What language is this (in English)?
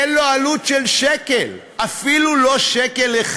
Hebrew